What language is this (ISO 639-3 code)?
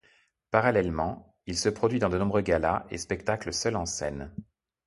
fra